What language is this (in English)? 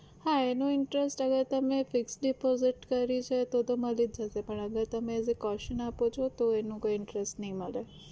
Gujarati